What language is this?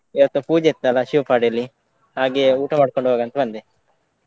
Kannada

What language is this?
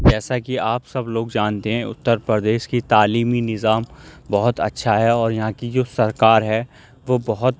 Urdu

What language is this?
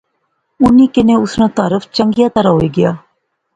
Pahari-Potwari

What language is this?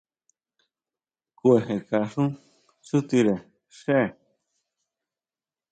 Huautla Mazatec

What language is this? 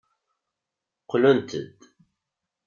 Kabyle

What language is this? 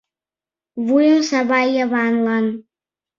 Mari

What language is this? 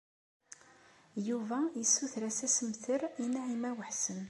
Kabyle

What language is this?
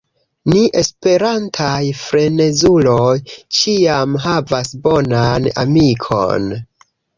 Esperanto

